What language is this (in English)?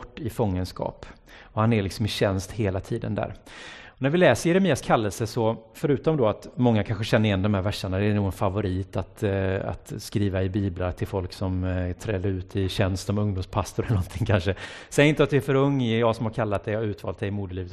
Swedish